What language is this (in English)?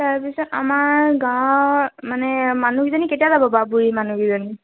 Assamese